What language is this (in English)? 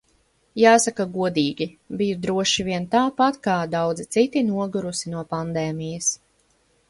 Latvian